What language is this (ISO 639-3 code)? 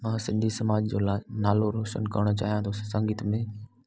snd